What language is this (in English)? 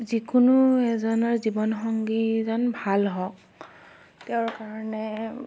Assamese